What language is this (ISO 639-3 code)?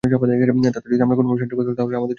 ben